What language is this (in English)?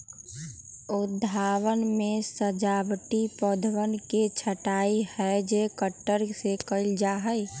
Magahi